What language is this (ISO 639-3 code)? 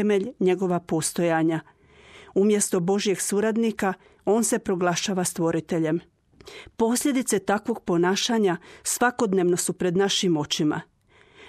hrv